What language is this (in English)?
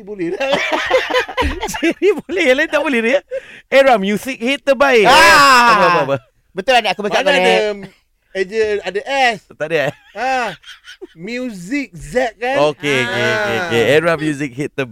Malay